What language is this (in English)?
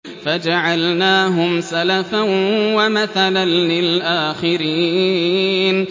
Arabic